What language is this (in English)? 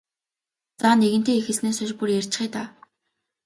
Mongolian